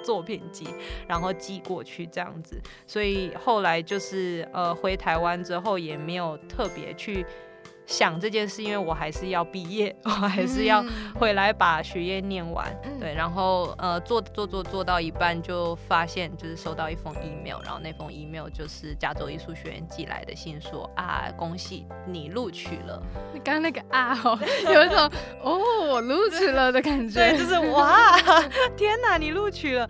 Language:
Chinese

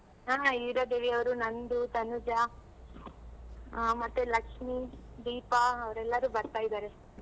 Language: Kannada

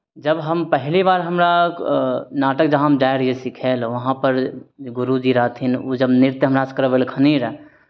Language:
Maithili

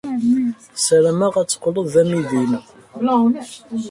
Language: Kabyle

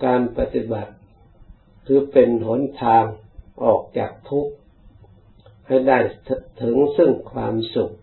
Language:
Thai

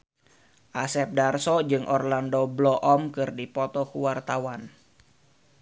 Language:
Sundanese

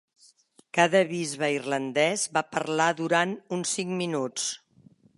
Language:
Catalan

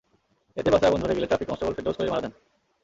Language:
Bangla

